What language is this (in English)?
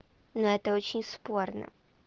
Russian